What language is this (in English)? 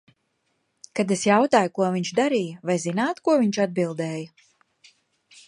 Latvian